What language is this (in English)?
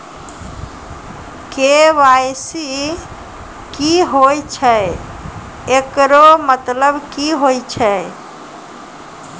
Maithili